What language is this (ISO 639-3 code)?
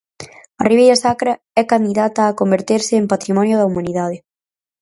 glg